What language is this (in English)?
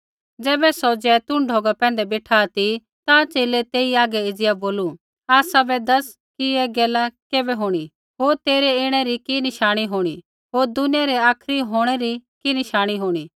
Kullu Pahari